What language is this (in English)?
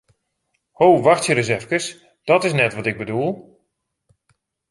Western Frisian